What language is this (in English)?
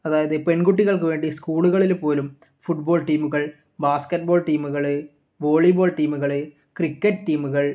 Malayalam